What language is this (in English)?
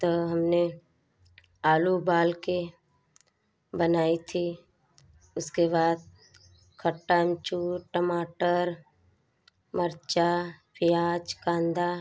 Hindi